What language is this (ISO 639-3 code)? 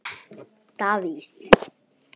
isl